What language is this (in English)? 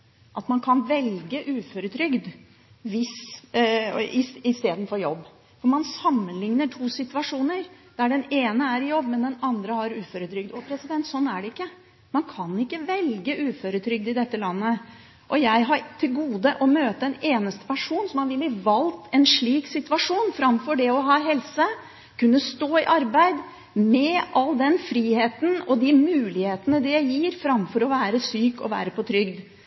Norwegian Bokmål